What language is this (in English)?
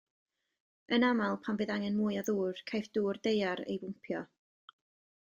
Welsh